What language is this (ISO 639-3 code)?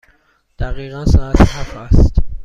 fas